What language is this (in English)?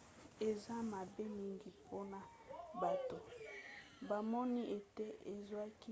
Lingala